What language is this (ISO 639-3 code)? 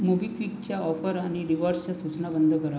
mar